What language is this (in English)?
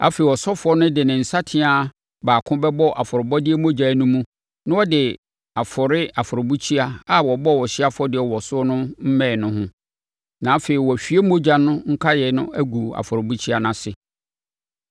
Akan